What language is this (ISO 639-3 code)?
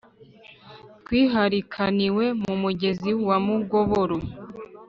kin